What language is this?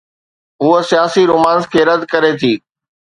Sindhi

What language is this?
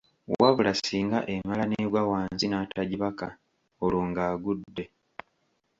Ganda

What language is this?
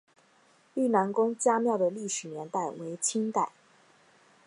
Chinese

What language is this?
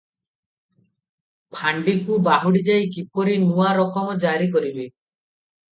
Odia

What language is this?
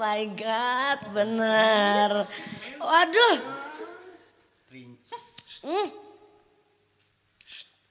Indonesian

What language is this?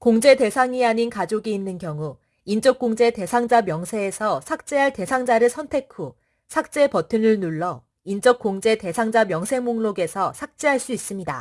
Korean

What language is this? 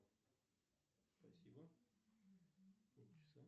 Russian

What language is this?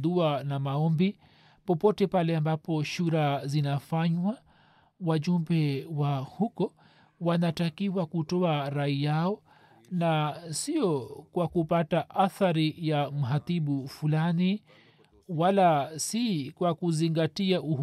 Swahili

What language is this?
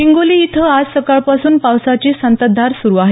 Marathi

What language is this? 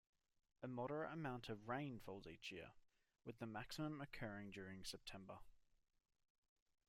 English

